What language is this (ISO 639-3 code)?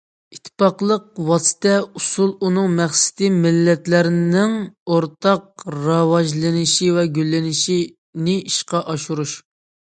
uig